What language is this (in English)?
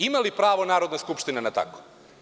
Serbian